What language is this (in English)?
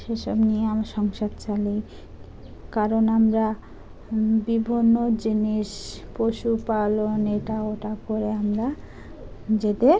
Bangla